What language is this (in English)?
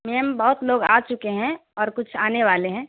Urdu